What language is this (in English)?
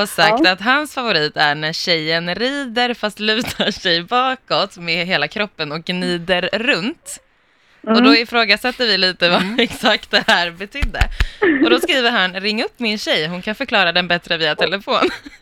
Swedish